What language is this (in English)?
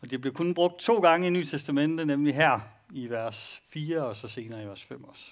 Danish